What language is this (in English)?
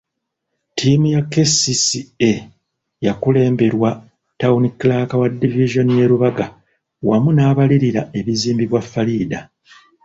Ganda